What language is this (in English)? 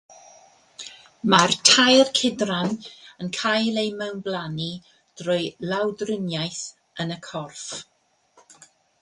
Welsh